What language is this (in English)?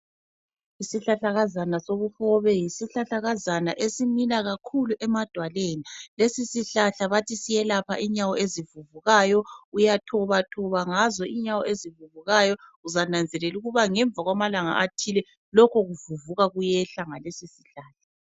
North Ndebele